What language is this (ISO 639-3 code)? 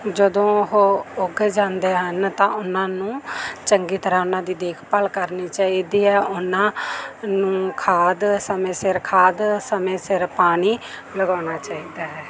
pan